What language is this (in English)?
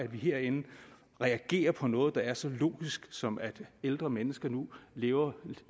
Danish